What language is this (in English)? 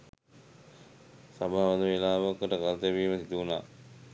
Sinhala